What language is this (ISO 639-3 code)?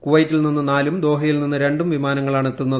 mal